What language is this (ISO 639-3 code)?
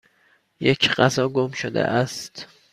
fas